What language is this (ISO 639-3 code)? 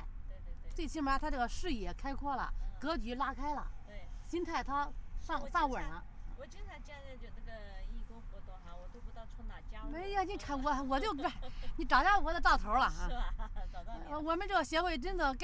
zho